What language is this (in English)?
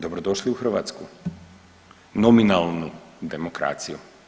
Croatian